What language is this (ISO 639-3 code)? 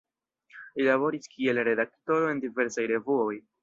epo